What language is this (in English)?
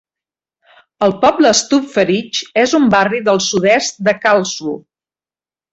Catalan